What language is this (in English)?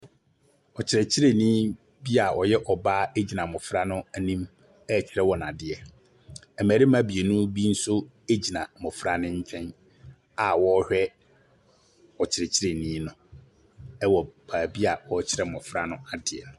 Akan